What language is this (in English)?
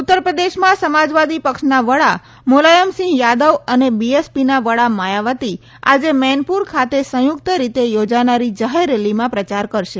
Gujarati